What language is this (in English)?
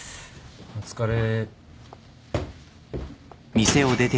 Japanese